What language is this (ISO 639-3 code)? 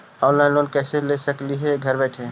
mag